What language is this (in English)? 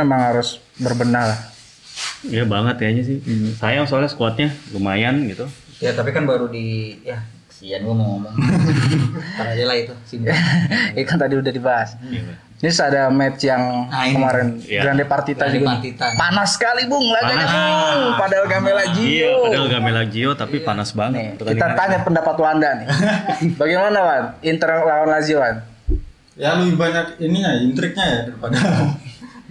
Indonesian